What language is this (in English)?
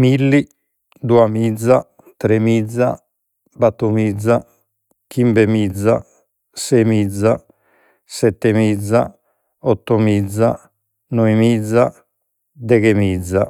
Sardinian